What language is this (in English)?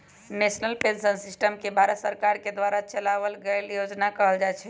Magahi